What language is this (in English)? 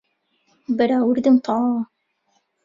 Central Kurdish